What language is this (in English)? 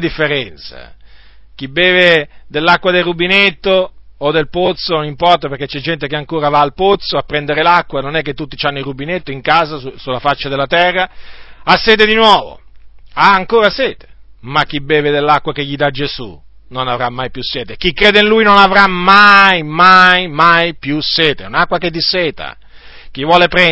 Italian